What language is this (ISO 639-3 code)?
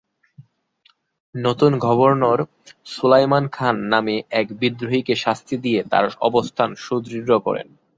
ben